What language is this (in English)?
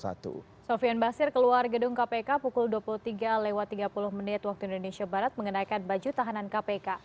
Indonesian